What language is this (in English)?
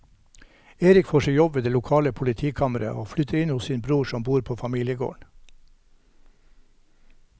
Norwegian